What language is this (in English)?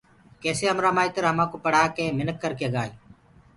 Gurgula